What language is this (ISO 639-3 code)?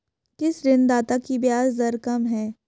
hin